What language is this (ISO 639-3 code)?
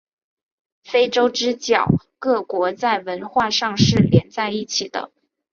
zho